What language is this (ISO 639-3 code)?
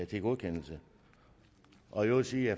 dan